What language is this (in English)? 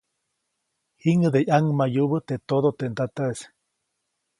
Copainalá Zoque